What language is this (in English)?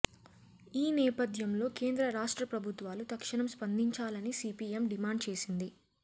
Telugu